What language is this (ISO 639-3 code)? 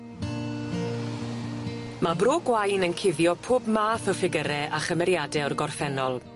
cym